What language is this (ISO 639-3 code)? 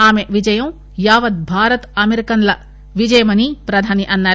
tel